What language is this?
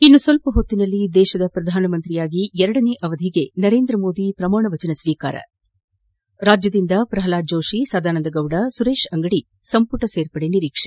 Kannada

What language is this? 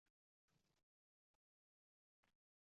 Uzbek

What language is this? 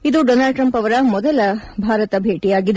Kannada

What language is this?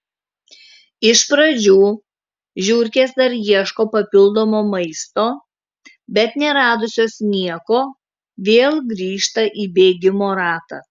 Lithuanian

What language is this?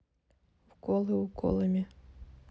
Russian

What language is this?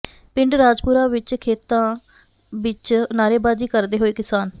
Punjabi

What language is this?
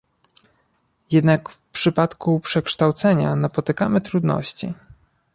Polish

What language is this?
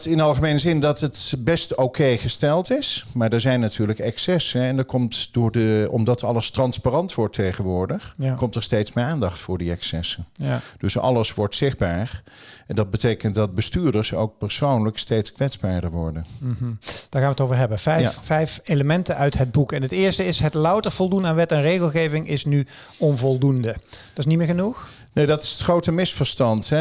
Dutch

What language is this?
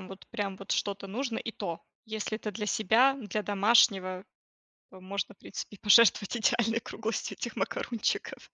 Russian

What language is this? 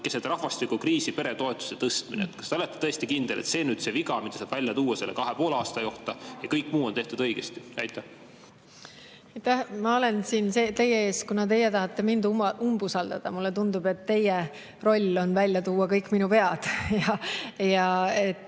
Estonian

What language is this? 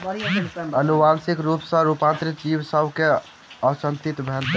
Maithili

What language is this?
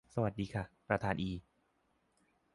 Thai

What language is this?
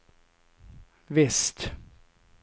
Swedish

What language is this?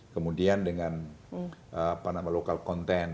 Indonesian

